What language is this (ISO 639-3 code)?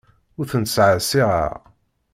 kab